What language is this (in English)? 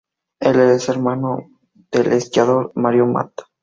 Spanish